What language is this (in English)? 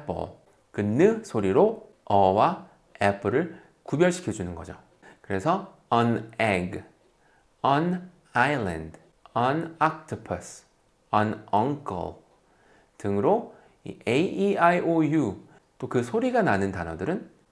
Korean